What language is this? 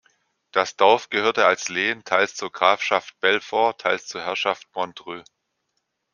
German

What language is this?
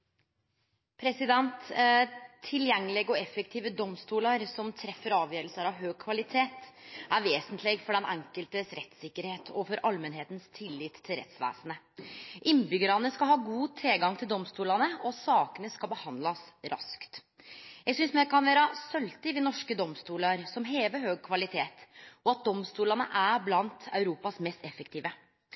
Norwegian Nynorsk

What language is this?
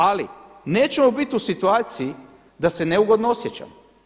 Croatian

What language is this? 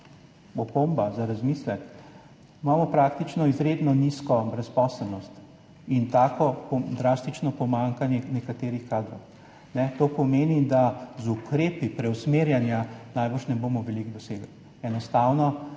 Slovenian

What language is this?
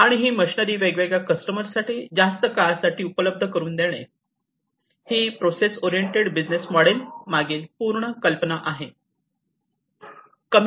Marathi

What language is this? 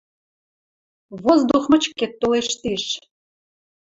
Western Mari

